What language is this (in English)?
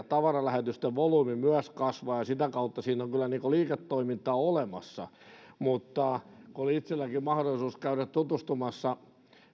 Finnish